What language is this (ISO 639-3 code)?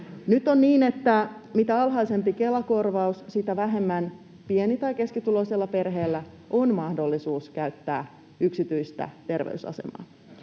fin